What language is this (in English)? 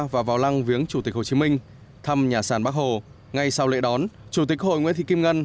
Vietnamese